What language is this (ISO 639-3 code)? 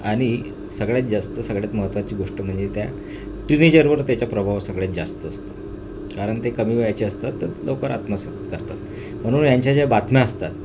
mar